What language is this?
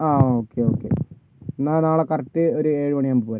Malayalam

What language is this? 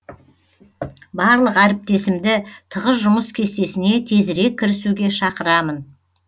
Kazakh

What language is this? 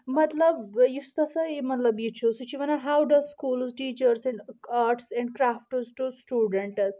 Kashmiri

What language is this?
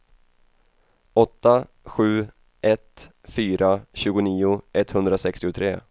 Swedish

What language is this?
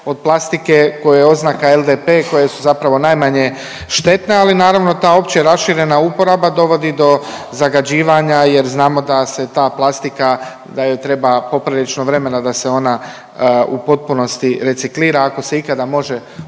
Croatian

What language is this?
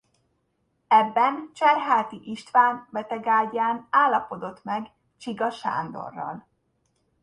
Hungarian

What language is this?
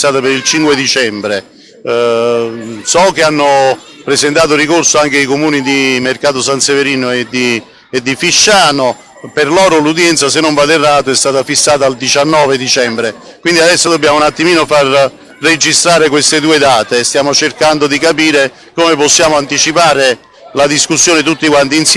Italian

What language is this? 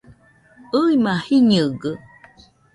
Nüpode Huitoto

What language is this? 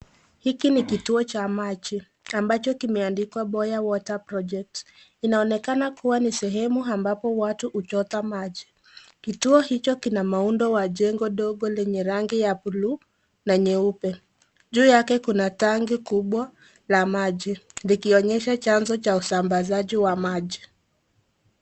Swahili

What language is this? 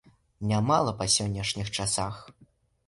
Belarusian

